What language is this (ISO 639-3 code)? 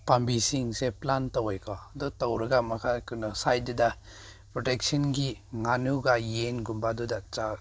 mni